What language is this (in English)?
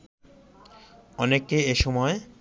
Bangla